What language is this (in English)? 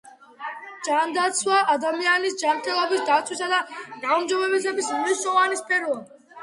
Georgian